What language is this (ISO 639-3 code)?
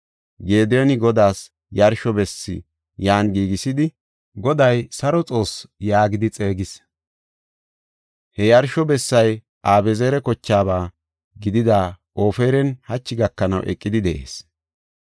gof